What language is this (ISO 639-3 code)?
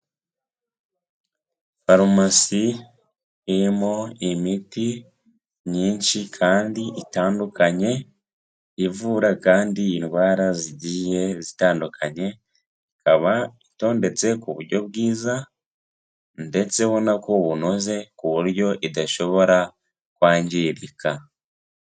kin